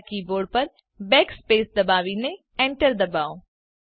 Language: Gujarati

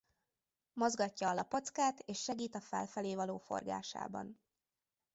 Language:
Hungarian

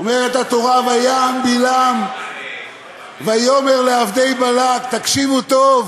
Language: Hebrew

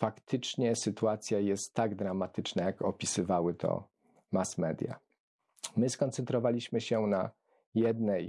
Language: Polish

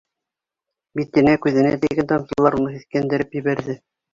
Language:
Bashkir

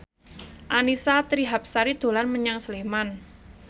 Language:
Javanese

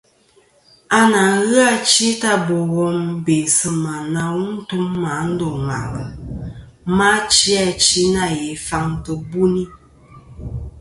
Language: Kom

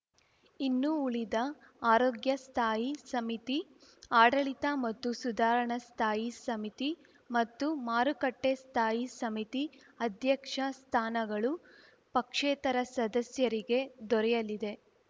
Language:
Kannada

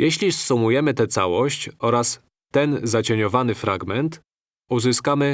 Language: Polish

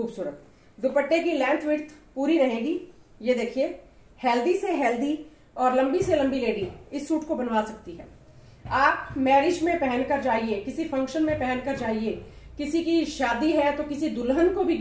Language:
Hindi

